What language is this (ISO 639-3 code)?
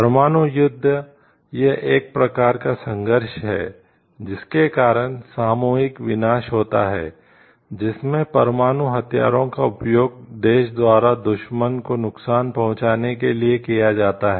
hin